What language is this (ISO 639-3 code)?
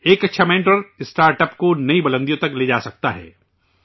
urd